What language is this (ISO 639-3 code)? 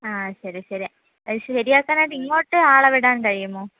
mal